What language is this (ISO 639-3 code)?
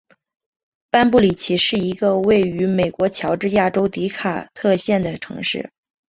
zho